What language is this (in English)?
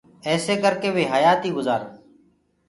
Gurgula